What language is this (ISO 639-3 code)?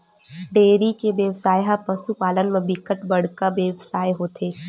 hne